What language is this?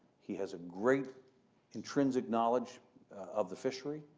English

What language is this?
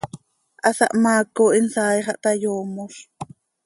Seri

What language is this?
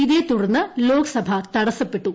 Malayalam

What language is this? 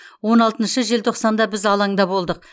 Kazakh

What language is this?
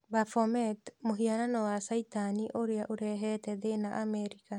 Kikuyu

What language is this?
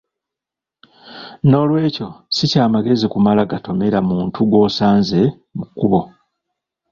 Ganda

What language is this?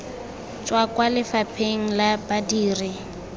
Tswana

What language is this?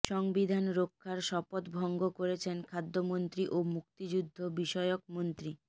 Bangla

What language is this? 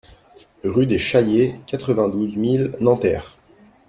French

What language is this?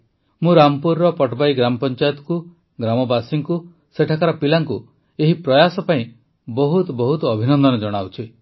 Odia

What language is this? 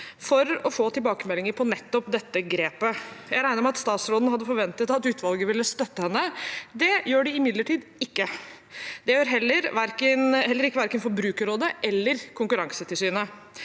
Norwegian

